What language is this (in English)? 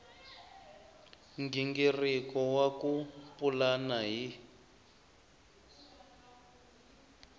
Tsonga